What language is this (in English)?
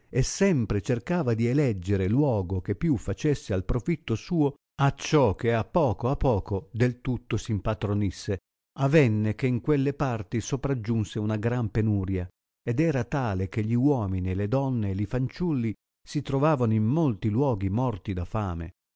Italian